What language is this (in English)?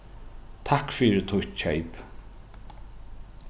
Faroese